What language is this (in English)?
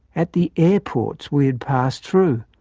English